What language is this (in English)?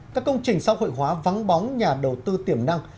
Vietnamese